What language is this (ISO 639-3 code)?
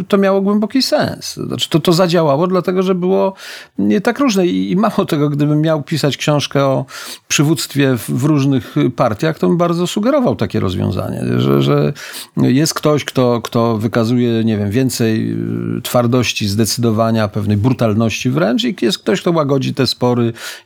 pol